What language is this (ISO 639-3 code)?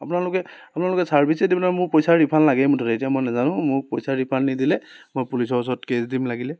asm